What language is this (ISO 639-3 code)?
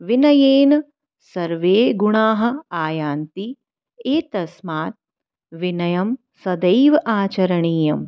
san